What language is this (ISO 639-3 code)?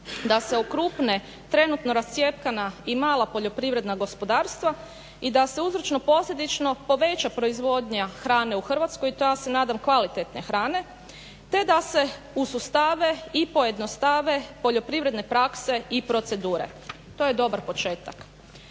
hrv